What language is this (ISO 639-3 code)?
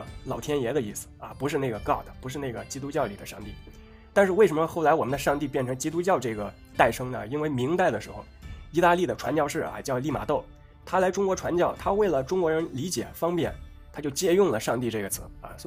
zho